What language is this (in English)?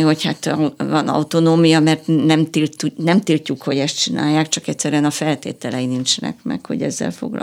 Hungarian